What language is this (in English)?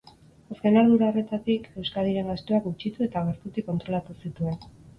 Basque